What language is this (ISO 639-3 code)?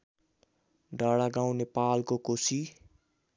nep